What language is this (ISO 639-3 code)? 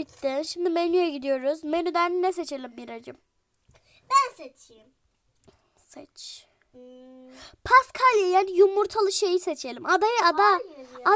tur